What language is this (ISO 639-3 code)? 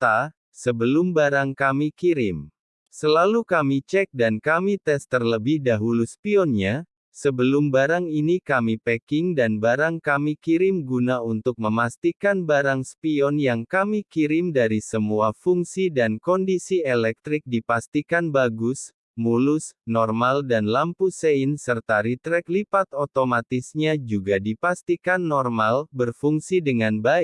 ind